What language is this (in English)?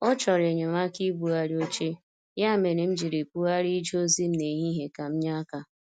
Igbo